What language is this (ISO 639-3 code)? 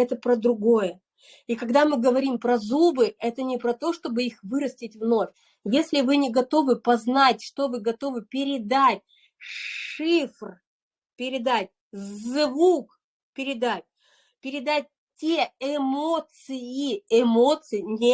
rus